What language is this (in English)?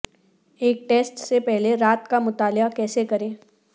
Urdu